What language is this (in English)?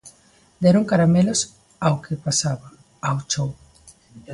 Galician